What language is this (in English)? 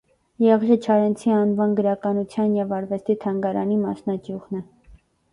Armenian